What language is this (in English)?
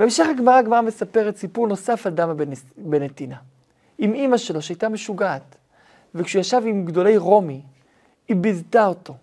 Hebrew